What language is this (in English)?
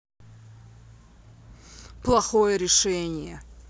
Russian